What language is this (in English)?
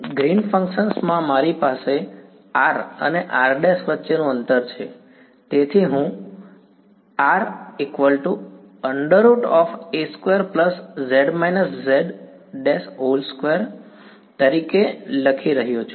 Gujarati